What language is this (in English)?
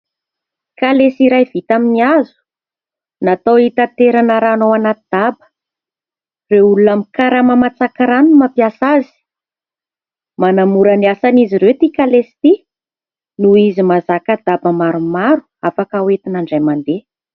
Malagasy